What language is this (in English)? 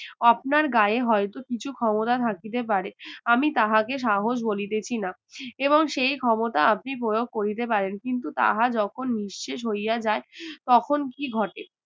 Bangla